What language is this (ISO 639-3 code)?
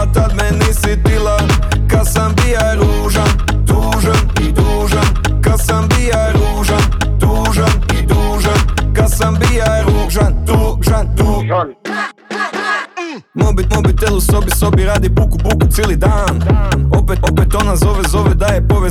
hrv